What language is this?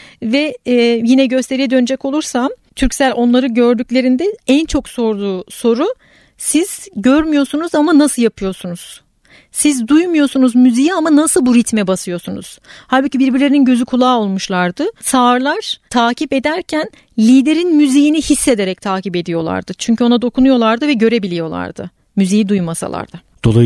Turkish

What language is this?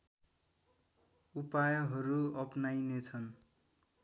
Nepali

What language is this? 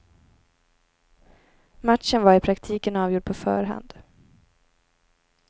Swedish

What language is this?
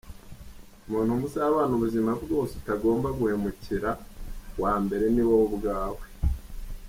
Kinyarwanda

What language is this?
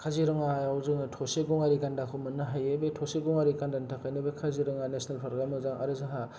Bodo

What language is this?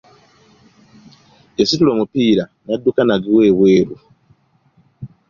Ganda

